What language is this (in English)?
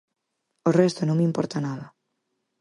Galician